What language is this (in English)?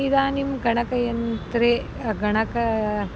Sanskrit